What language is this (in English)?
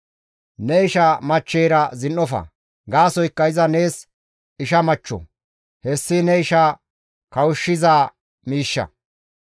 Gamo